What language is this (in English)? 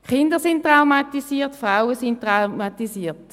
Swiss German